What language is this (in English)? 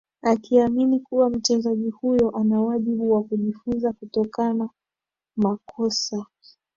Swahili